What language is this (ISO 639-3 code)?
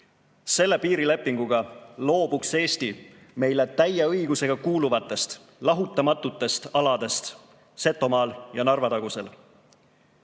est